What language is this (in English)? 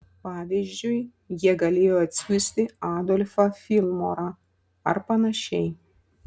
Lithuanian